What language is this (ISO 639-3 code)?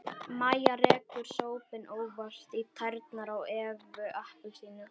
isl